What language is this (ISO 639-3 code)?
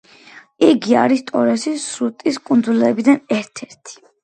kat